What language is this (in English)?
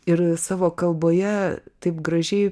Lithuanian